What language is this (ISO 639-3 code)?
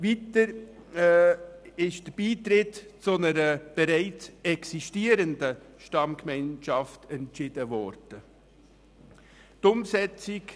gsw